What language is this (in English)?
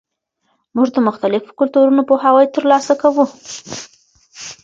Pashto